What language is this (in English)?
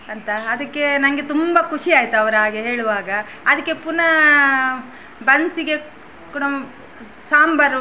Kannada